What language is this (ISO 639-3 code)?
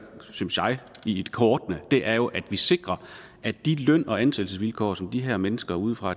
dan